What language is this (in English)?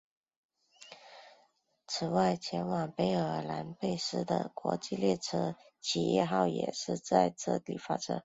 Chinese